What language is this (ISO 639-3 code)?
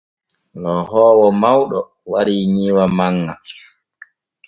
fue